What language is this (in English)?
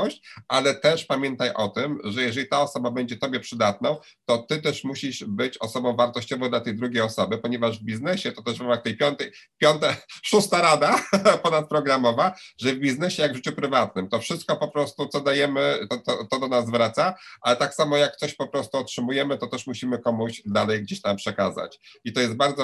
Polish